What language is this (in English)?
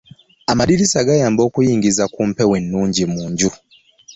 Ganda